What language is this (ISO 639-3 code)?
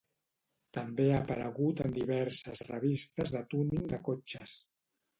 cat